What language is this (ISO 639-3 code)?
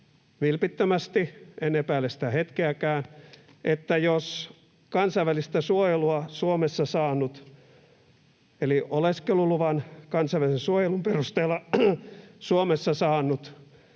fin